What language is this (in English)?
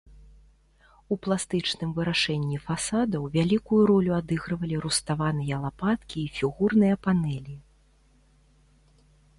Belarusian